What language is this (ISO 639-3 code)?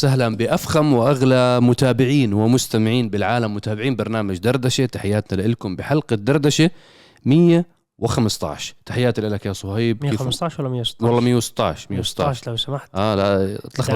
ara